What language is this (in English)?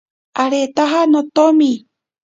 Ashéninka Perené